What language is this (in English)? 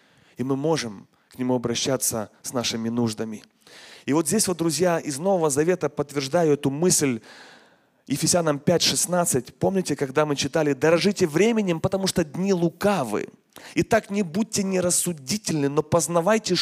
Russian